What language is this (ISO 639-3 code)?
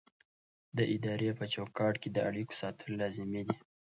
pus